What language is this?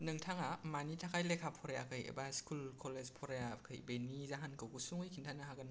Bodo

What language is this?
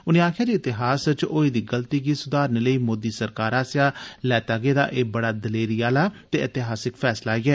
Dogri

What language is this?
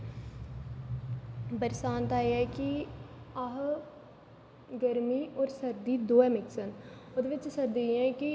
Dogri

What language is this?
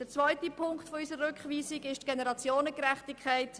Swiss German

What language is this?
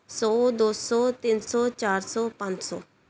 Punjabi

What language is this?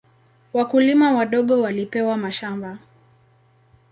Swahili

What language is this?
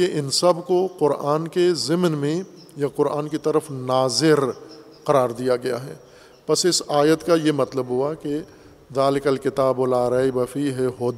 Urdu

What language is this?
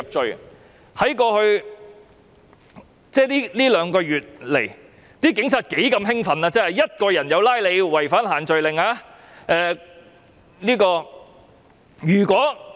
Cantonese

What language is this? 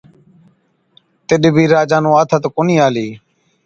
Od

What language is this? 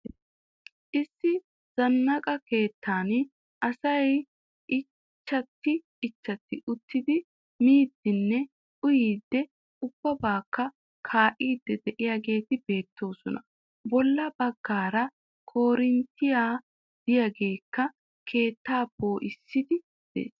Wolaytta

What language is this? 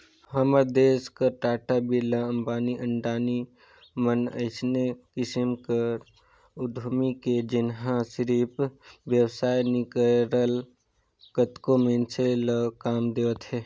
Chhattisgarhi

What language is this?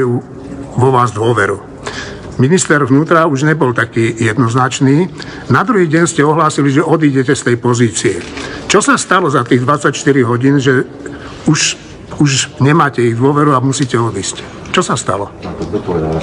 Slovak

